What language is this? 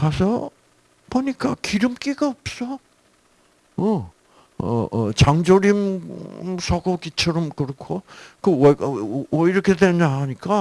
Korean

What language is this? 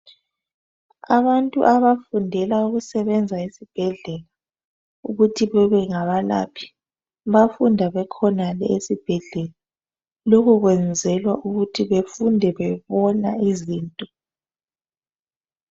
North Ndebele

